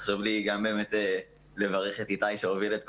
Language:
Hebrew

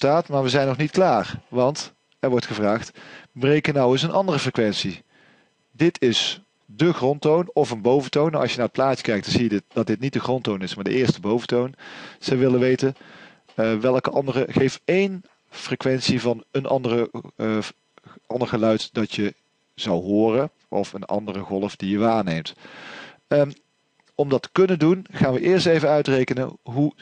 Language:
Dutch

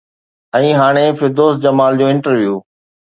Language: Sindhi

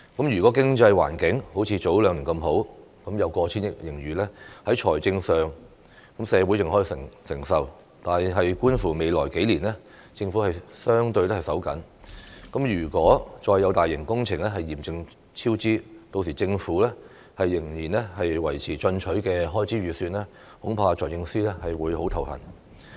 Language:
Cantonese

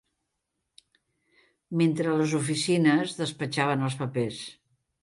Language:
Catalan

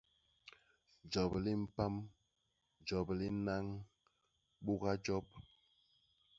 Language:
Basaa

